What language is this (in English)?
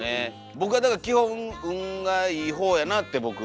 Japanese